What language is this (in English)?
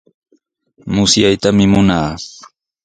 Sihuas Ancash Quechua